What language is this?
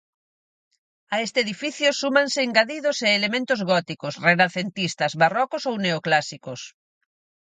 Galician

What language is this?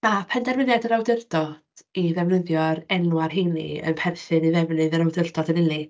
Welsh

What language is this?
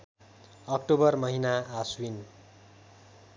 Nepali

